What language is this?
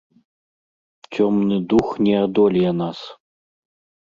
Belarusian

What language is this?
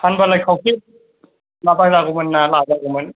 Bodo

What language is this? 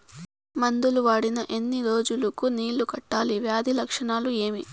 Telugu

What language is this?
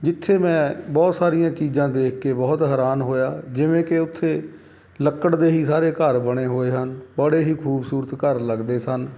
Punjabi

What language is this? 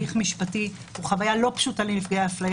Hebrew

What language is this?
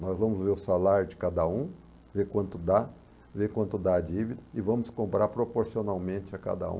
Portuguese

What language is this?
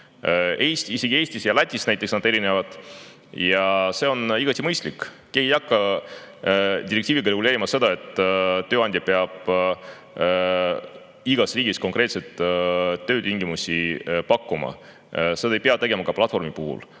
Estonian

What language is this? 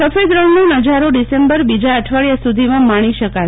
Gujarati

